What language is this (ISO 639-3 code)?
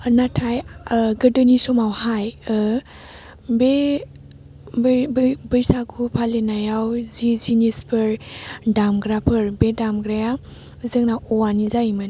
brx